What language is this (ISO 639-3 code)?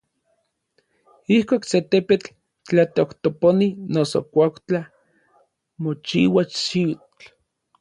nlv